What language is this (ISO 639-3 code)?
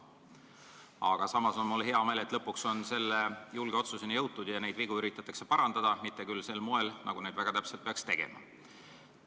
est